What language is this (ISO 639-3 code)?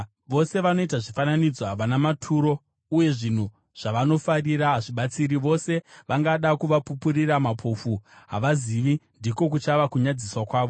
sna